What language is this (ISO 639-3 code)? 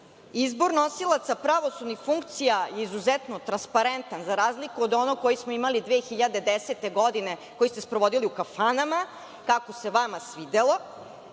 srp